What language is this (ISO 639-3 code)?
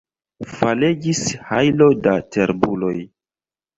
epo